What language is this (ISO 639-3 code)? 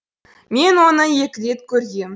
kaz